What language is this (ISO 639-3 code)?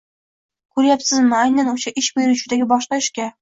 uzb